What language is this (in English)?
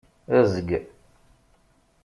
Kabyle